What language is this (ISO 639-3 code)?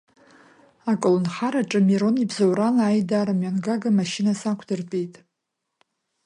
abk